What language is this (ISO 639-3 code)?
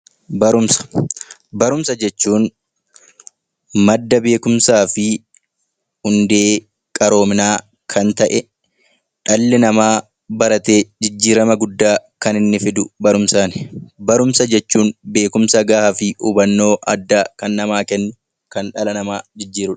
orm